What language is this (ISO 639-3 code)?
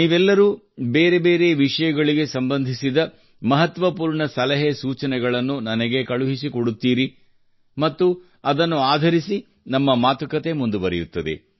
kan